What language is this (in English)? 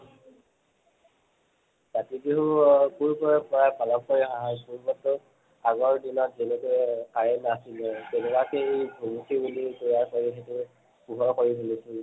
Assamese